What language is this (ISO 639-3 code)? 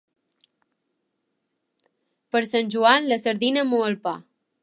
cat